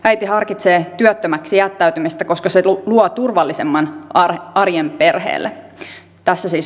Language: Finnish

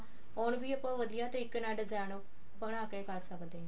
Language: Punjabi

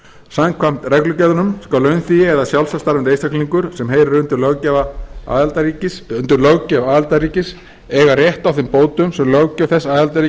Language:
Icelandic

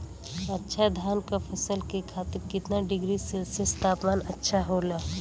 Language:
Bhojpuri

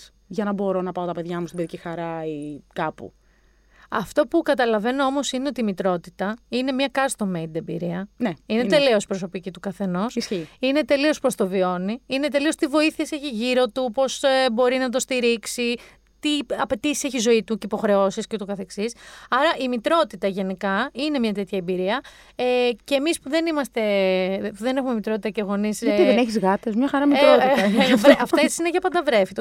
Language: Greek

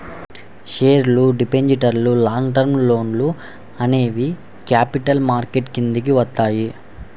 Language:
Telugu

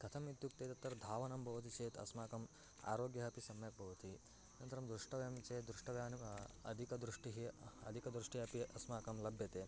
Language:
Sanskrit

